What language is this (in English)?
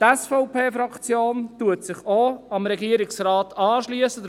Swiss German